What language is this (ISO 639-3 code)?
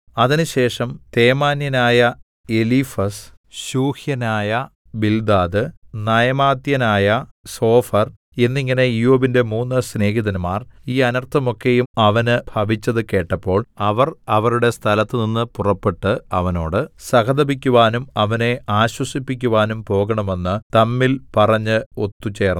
mal